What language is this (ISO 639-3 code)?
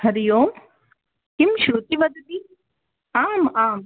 san